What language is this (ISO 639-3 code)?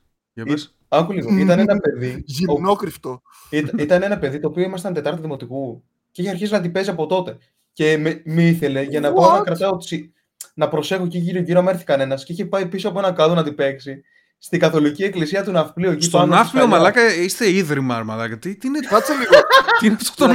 ell